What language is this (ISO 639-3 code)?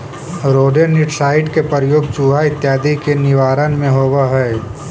mag